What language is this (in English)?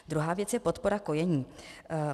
Czech